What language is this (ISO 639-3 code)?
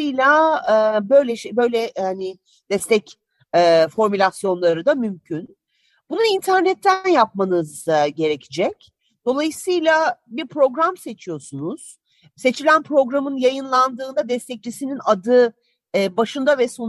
tur